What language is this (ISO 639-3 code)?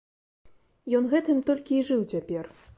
bel